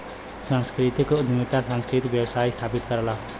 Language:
Bhojpuri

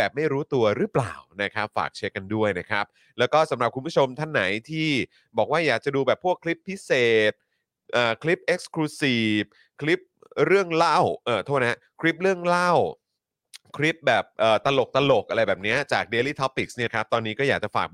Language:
Thai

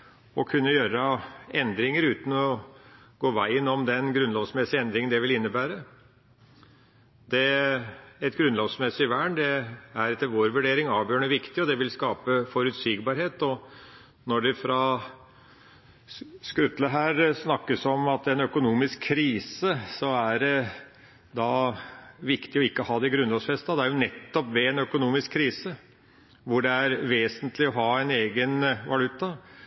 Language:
Norwegian Bokmål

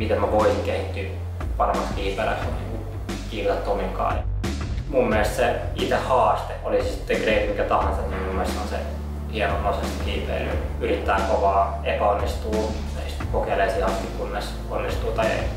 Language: Finnish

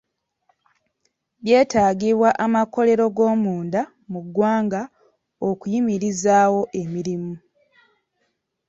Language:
Ganda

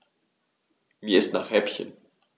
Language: German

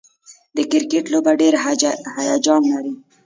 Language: Pashto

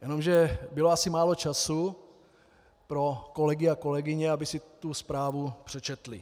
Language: Czech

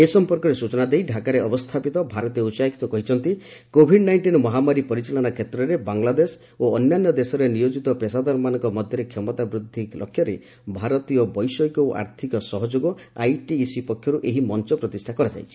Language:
Odia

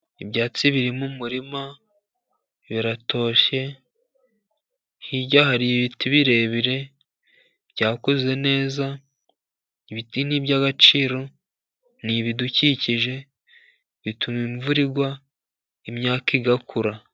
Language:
Kinyarwanda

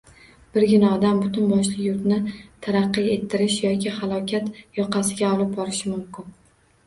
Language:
Uzbek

